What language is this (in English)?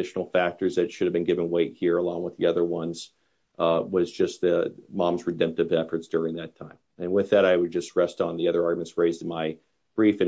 English